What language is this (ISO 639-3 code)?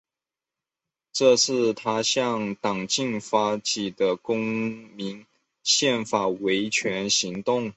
zho